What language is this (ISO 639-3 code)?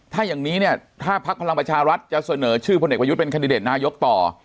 tha